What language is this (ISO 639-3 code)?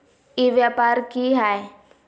mag